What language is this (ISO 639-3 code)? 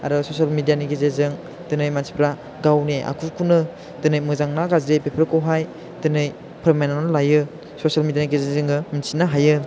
brx